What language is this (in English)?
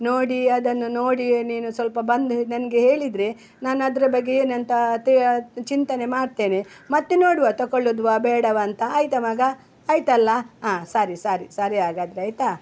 Kannada